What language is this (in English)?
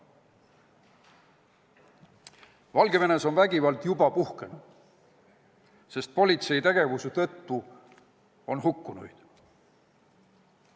Estonian